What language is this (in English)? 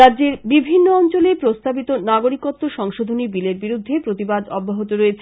Bangla